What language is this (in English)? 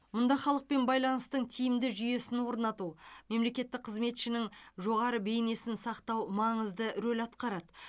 Kazakh